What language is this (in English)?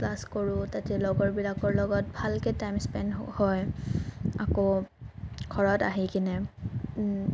Assamese